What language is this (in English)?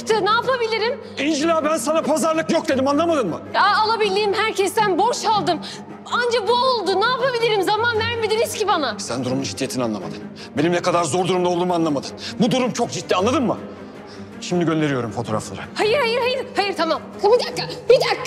Turkish